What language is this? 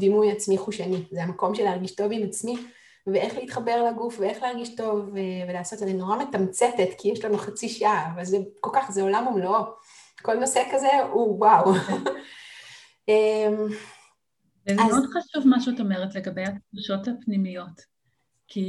Hebrew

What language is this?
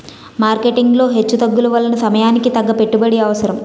Telugu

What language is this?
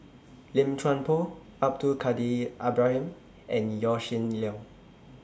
English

